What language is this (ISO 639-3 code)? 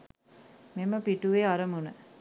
sin